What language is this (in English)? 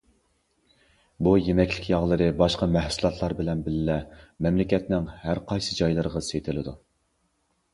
Uyghur